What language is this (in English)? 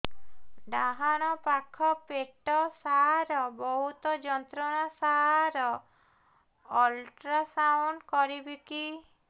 Odia